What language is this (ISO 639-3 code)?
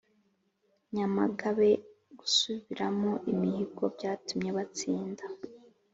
kin